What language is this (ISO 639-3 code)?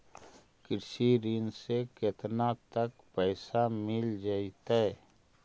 mag